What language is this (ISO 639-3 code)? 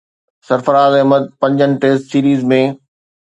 snd